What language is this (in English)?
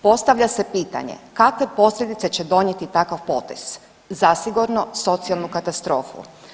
Croatian